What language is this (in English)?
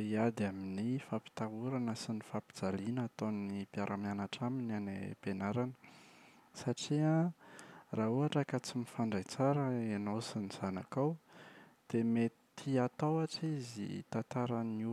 Malagasy